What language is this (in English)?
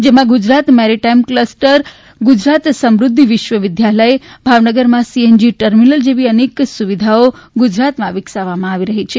Gujarati